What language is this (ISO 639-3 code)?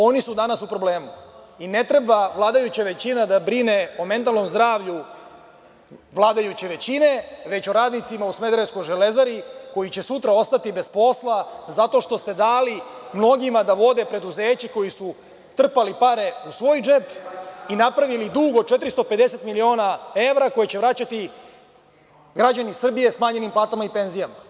srp